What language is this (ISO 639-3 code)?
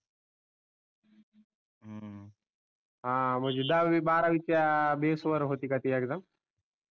mar